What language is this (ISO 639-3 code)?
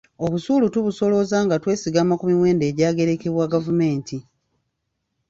lug